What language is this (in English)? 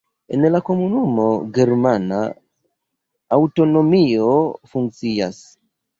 Esperanto